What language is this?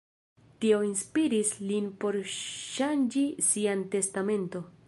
Esperanto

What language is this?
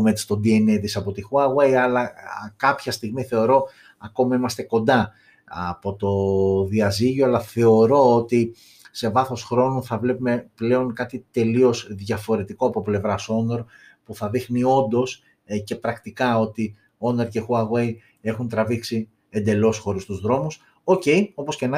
Greek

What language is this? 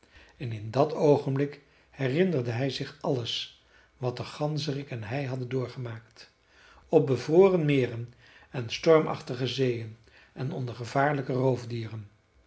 Dutch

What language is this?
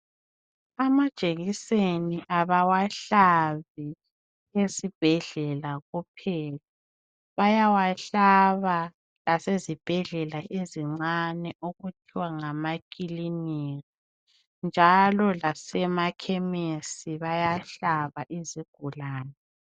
North Ndebele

